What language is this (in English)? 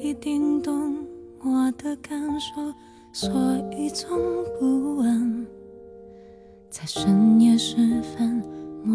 Chinese